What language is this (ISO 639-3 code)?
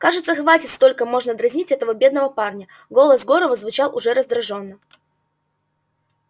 rus